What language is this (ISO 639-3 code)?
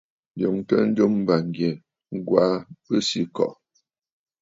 bfd